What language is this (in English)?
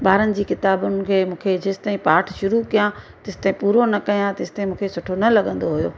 Sindhi